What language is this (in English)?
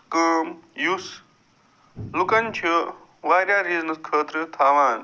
Kashmiri